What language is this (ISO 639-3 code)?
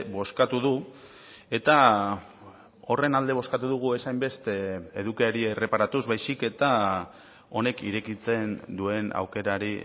eus